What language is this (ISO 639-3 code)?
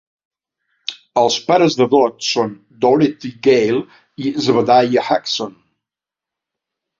cat